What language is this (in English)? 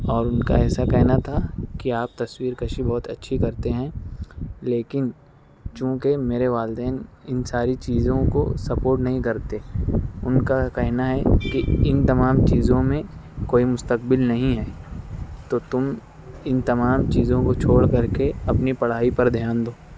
Urdu